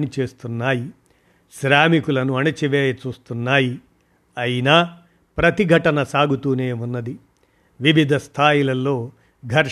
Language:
Telugu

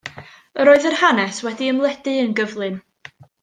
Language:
Welsh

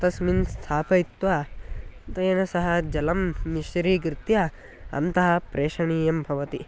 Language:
Sanskrit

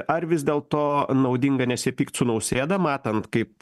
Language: Lithuanian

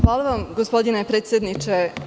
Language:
Serbian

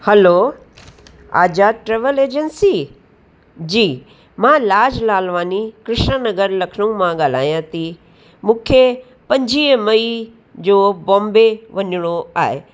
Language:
Sindhi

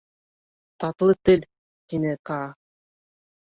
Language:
Bashkir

